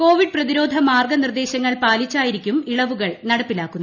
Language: Malayalam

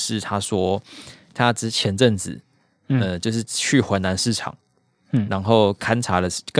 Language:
Chinese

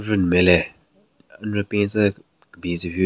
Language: Southern Rengma Naga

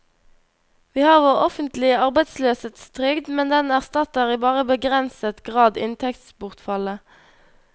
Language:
Norwegian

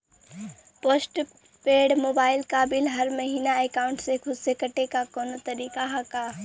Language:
Bhojpuri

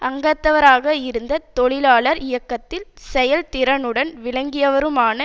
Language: Tamil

